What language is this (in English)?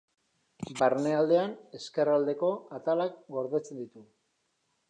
Basque